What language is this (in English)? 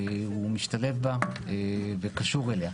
Hebrew